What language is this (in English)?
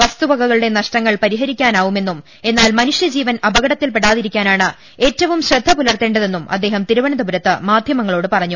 Malayalam